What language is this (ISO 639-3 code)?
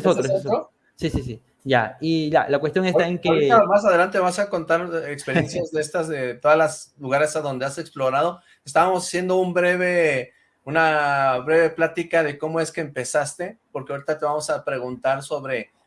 spa